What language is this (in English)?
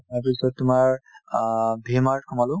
Assamese